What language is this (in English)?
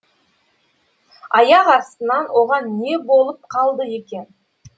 Kazakh